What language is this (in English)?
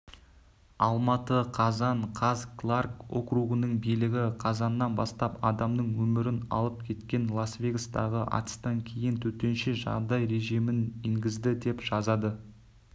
Kazakh